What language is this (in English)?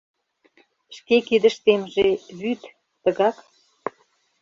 Mari